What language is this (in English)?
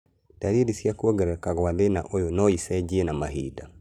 Kikuyu